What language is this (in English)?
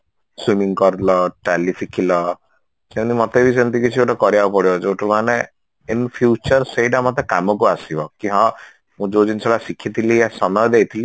Odia